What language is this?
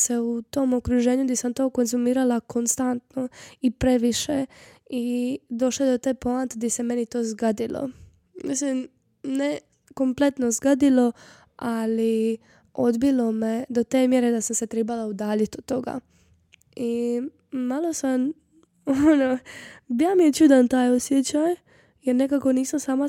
Croatian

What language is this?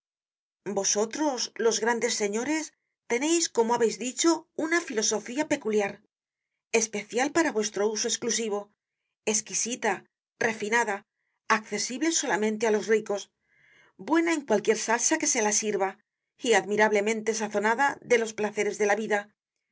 Spanish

